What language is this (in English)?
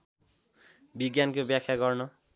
Nepali